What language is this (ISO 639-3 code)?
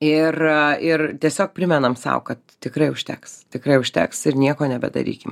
lit